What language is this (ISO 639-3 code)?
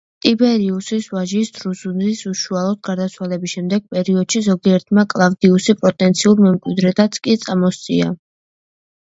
kat